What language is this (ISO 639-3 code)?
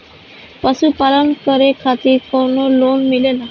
bho